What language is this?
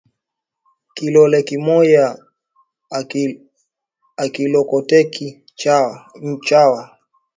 Swahili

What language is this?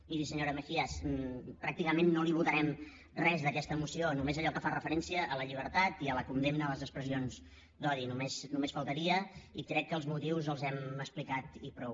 Catalan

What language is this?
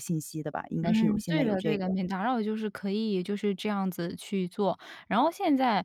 Chinese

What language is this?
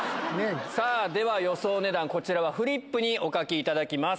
Japanese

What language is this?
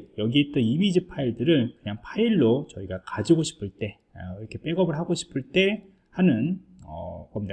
Korean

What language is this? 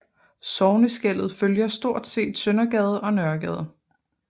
Danish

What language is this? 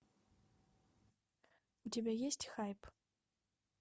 Russian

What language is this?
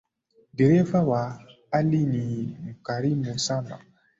Swahili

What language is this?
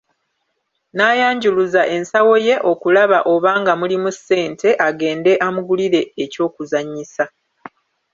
Ganda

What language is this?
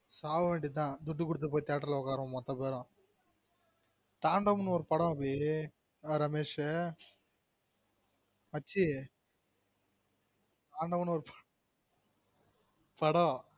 Tamil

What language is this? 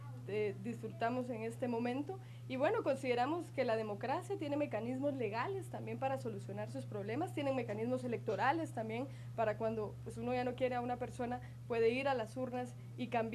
Spanish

